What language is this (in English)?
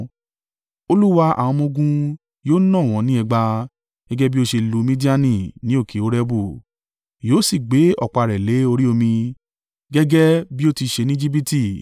Yoruba